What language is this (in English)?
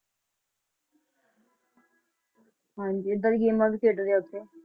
Punjabi